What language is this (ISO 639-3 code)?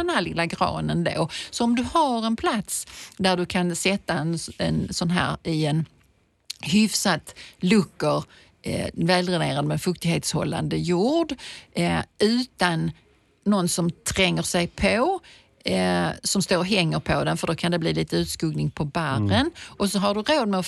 swe